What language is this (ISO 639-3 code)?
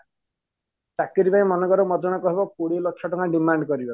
ori